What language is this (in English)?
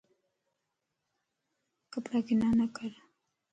Lasi